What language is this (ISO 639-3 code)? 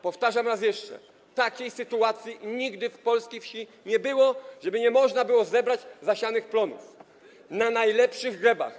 pol